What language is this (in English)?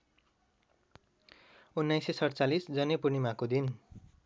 Nepali